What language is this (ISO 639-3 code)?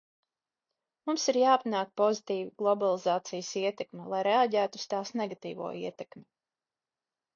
lav